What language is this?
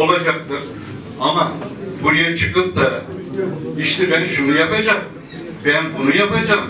Turkish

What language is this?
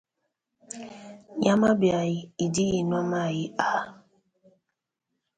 Luba-Lulua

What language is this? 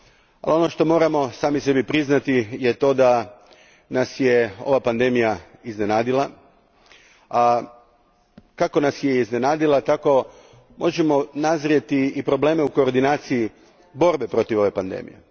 Croatian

